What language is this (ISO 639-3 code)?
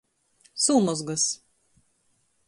ltg